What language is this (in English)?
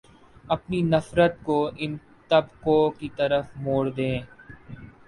Urdu